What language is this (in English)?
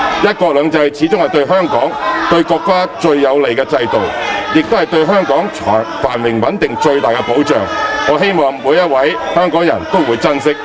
Cantonese